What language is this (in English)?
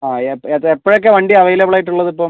Malayalam